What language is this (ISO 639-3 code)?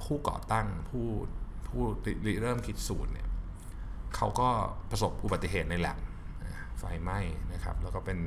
tha